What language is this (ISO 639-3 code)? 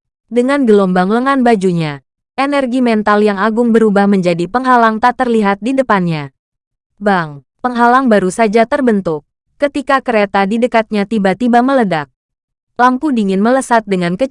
ind